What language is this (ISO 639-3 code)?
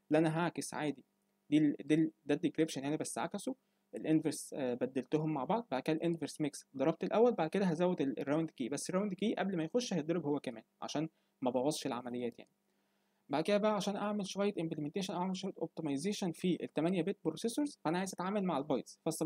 ara